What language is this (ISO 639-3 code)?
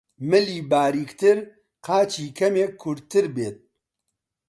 ckb